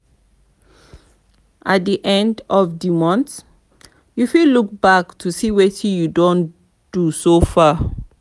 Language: Nigerian Pidgin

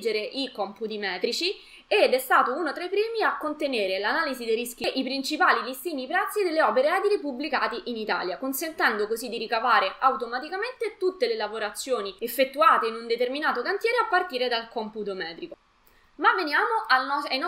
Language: Italian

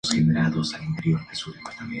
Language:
Spanish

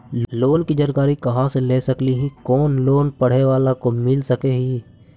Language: Magahi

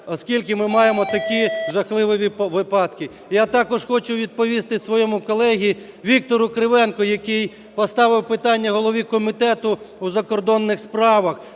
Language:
Ukrainian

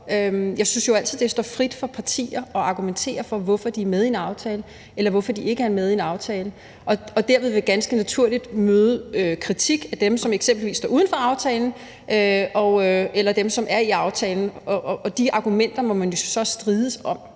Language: Danish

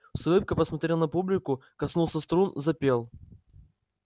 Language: Russian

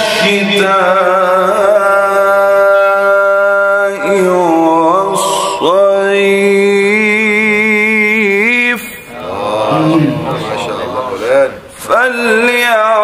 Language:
Arabic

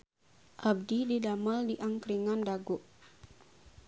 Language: Sundanese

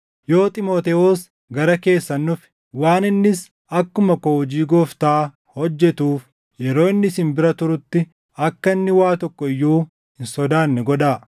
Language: Oromo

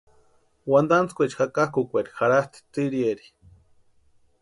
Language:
Western Highland Purepecha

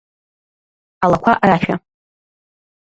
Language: Abkhazian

